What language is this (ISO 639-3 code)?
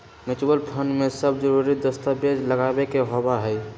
mag